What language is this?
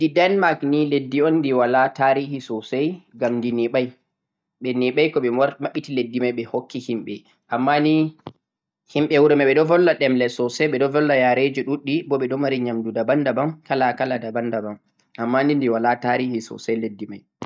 Central-Eastern Niger Fulfulde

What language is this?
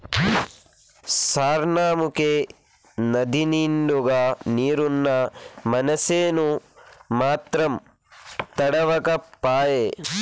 Telugu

